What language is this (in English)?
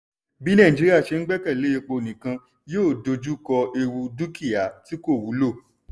Yoruba